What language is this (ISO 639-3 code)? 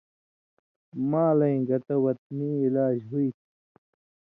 mvy